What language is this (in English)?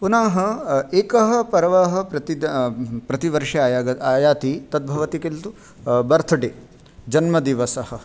Sanskrit